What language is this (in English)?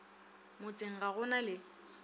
Northern Sotho